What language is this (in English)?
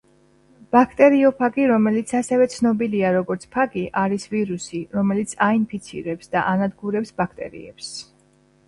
Georgian